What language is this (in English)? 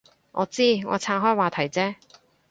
Cantonese